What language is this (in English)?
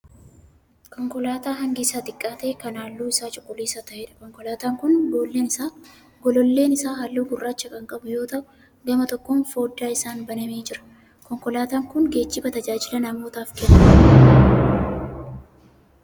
Oromo